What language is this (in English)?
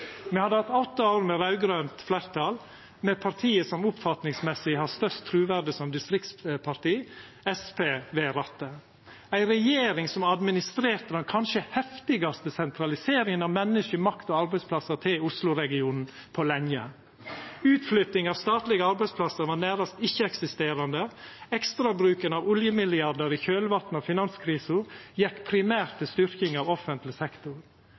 Norwegian Nynorsk